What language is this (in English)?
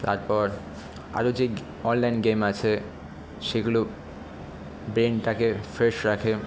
Bangla